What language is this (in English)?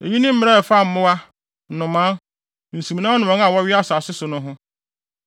Akan